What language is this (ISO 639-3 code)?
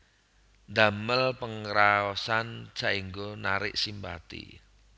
jav